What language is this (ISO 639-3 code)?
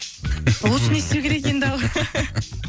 kaz